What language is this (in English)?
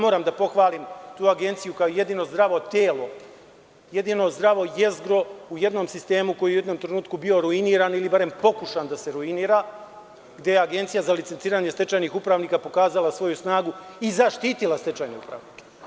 Serbian